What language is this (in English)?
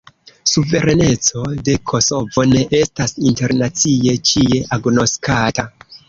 Esperanto